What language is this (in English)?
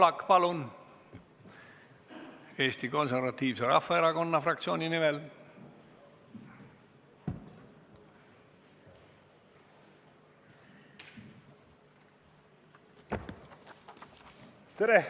Estonian